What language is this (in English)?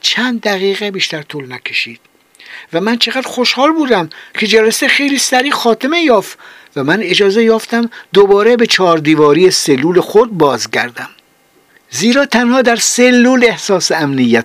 Persian